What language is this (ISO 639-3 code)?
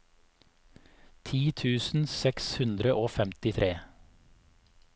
nor